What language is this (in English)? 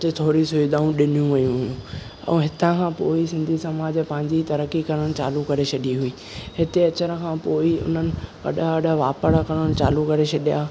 Sindhi